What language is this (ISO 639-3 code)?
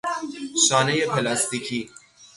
fas